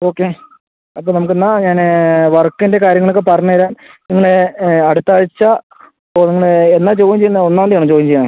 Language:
Malayalam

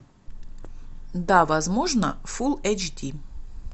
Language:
Russian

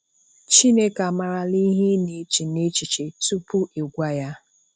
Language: Igbo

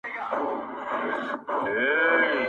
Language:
Pashto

